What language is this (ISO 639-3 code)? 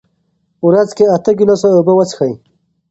pus